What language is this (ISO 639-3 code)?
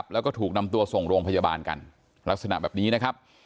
tha